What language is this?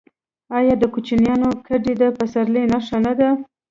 Pashto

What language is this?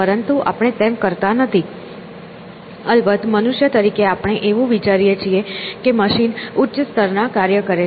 Gujarati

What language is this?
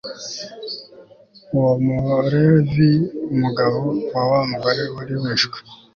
Kinyarwanda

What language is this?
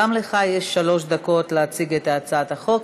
Hebrew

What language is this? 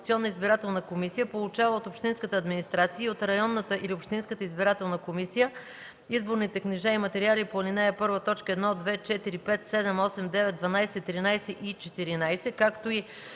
Bulgarian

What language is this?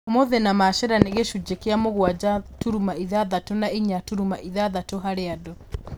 Kikuyu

